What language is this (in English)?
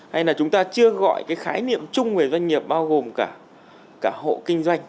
Vietnamese